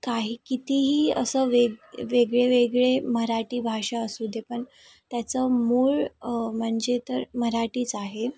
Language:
Marathi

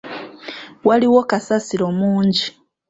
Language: Ganda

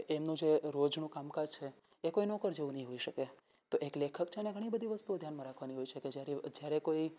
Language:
Gujarati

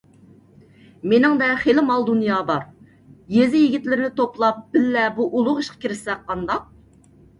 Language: Uyghur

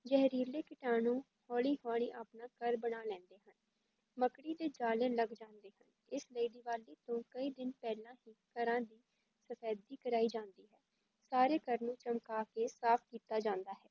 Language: Punjabi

